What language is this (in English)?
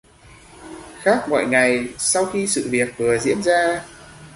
Vietnamese